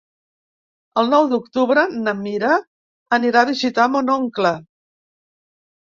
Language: Catalan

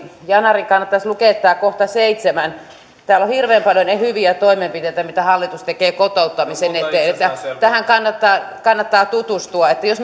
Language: Finnish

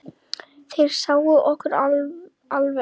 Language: Icelandic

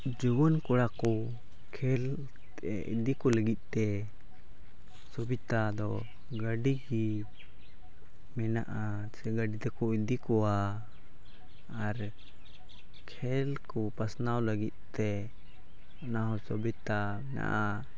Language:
Santali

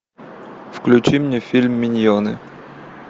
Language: Russian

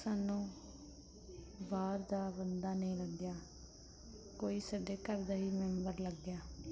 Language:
Punjabi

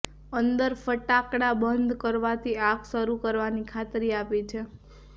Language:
Gujarati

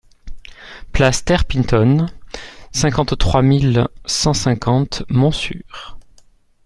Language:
French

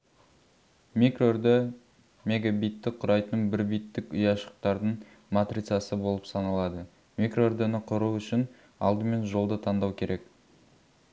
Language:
Kazakh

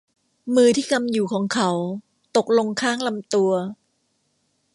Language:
Thai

